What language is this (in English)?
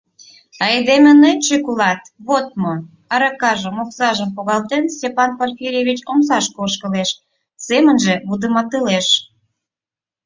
Mari